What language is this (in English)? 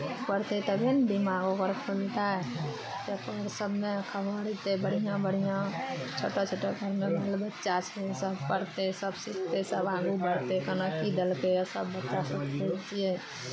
Maithili